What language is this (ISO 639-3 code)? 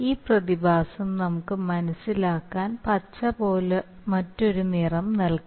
mal